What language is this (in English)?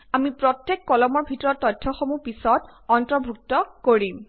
Assamese